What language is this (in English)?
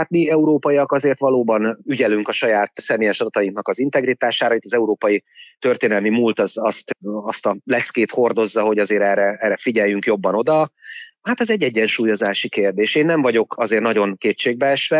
Hungarian